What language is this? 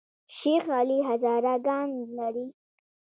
Pashto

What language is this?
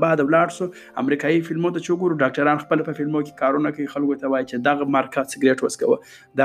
Urdu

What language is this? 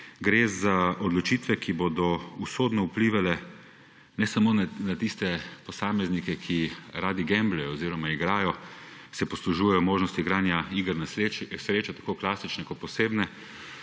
Slovenian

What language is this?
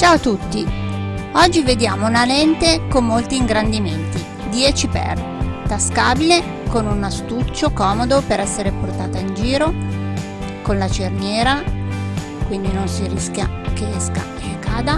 Italian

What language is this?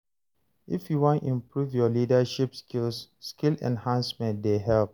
Nigerian Pidgin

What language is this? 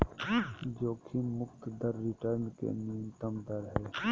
Magahi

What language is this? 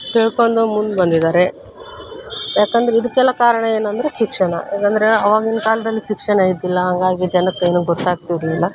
Kannada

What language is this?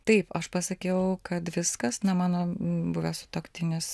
Lithuanian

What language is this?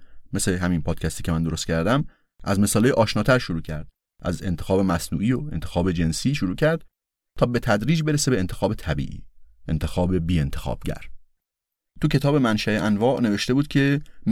Persian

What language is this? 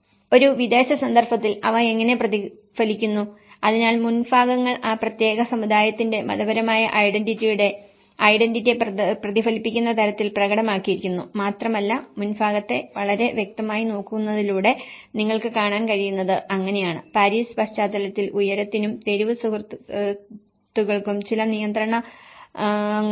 Malayalam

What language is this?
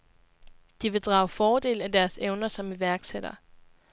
Danish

